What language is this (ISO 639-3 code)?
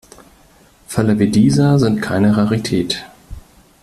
deu